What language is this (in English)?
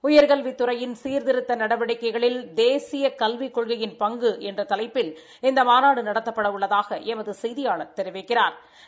Tamil